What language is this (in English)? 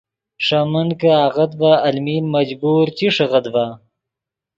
Yidgha